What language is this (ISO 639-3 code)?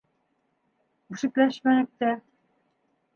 bak